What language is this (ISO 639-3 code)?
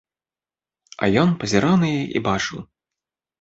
bel